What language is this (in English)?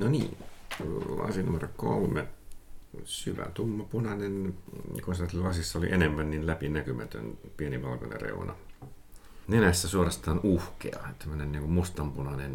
Finnish